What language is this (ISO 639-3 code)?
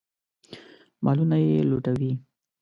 pus